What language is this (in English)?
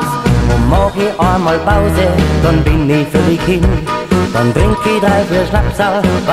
Romanian